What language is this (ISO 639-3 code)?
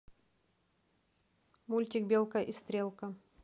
rus